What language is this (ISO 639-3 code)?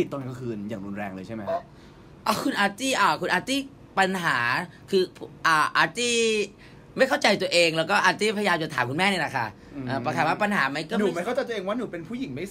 tha